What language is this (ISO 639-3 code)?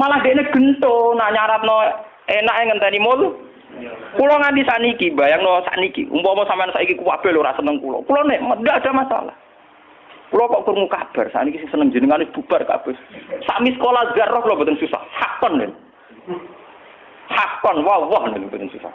ind